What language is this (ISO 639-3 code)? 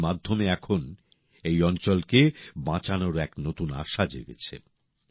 ben